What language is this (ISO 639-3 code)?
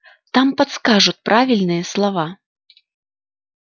rus